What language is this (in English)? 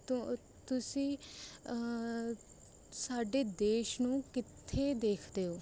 Punjabi